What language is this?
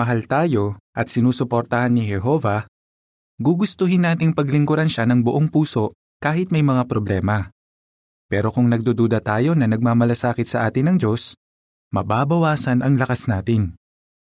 Filipino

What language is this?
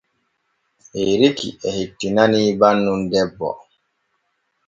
Borgu Fulfulde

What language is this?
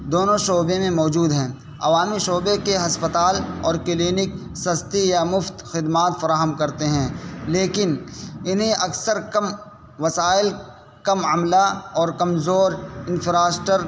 Urdu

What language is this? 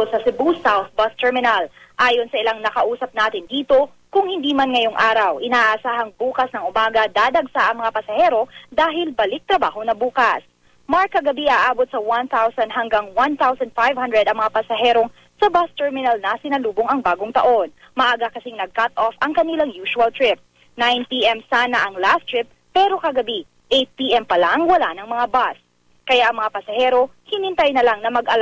Filipino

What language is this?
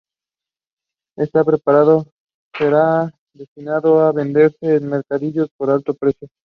Spanish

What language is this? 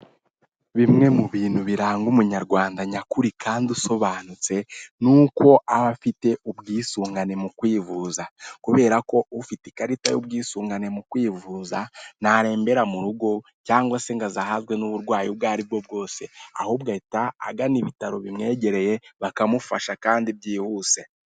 Kinyarwanda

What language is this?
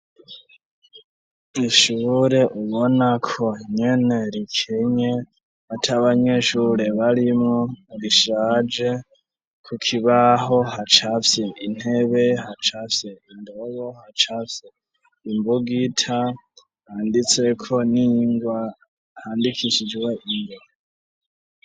Rundi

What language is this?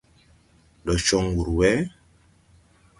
Tupuri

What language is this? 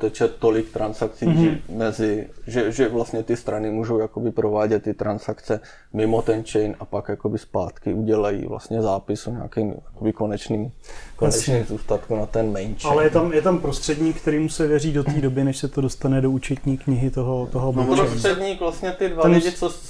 Czech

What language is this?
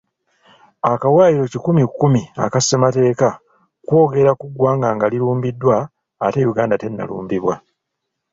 Ganda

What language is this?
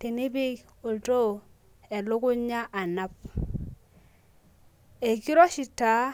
Masai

